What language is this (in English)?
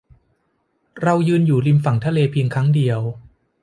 Thai